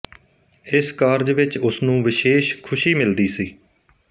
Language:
Punjabi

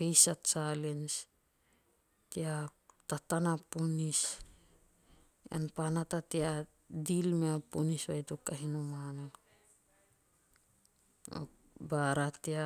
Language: Teop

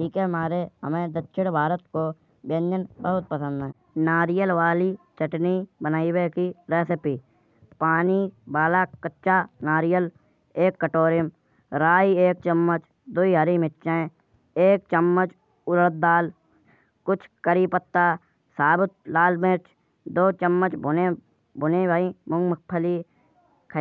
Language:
Kanauji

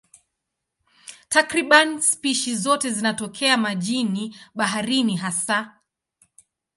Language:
Swahili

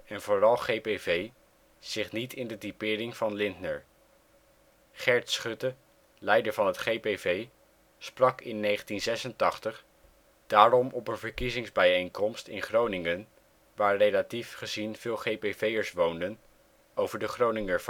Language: Dutch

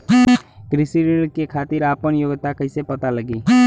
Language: Bhojpuri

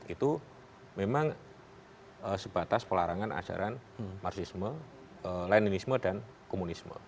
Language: Indonesian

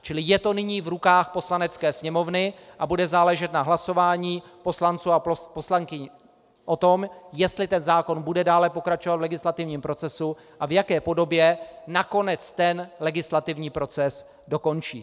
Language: Czech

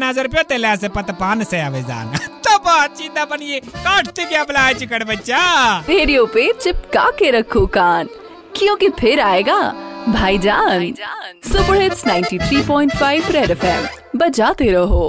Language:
Hindi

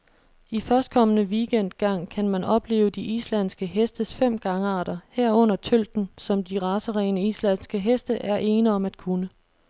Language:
Danish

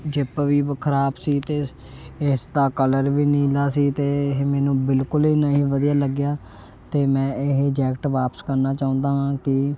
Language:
Punjabi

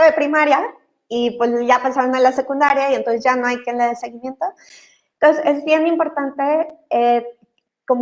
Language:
Spanish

